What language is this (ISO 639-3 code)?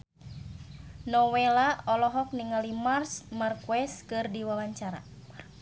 sun